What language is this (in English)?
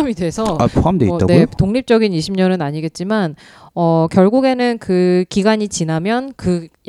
Korean